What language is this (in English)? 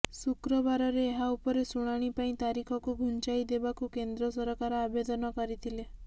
Odia